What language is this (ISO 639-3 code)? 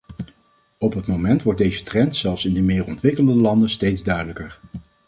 nld